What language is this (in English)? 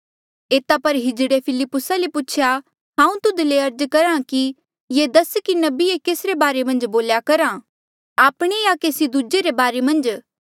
Mandeali